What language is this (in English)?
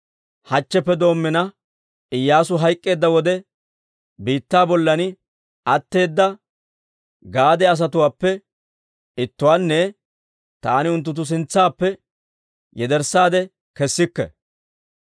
Dawro